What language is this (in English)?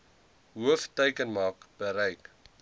Afrikaans